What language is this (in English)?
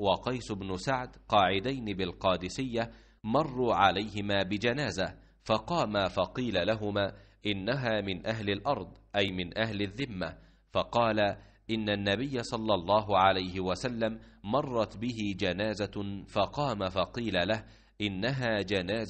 Arabic